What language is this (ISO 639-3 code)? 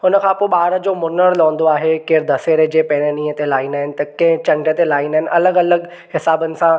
snd